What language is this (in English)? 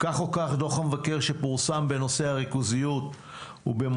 Hebrew